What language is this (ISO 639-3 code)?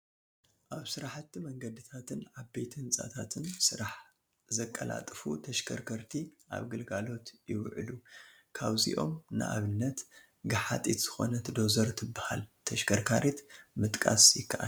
tir